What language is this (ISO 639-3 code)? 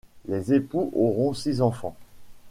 fra